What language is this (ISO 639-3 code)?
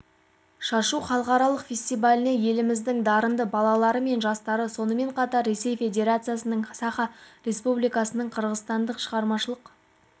kaz